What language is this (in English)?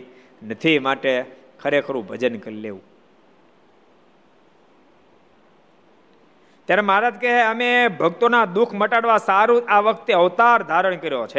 Gujarati